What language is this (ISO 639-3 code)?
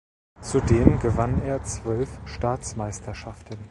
deu